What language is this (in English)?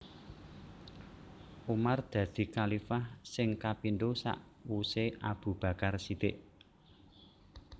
Javanese